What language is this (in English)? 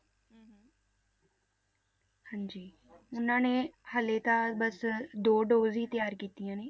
Punjabi